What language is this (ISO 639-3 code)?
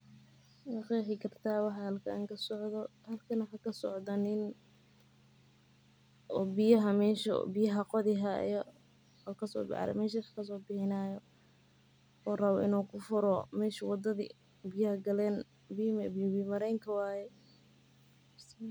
som